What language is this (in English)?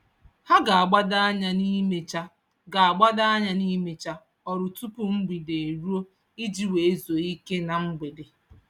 Igbo